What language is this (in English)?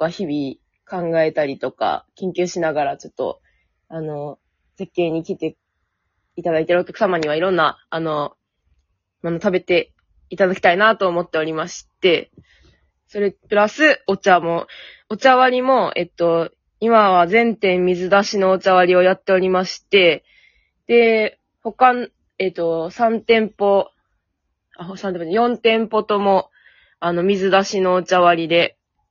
Japanese